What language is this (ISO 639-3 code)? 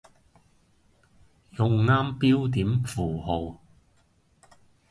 yue